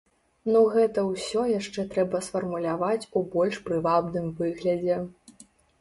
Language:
Belarusian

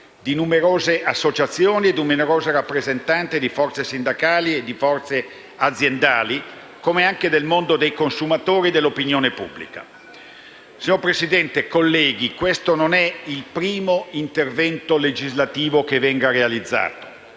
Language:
Italian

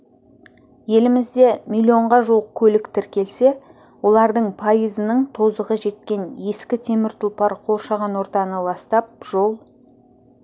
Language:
Kazakh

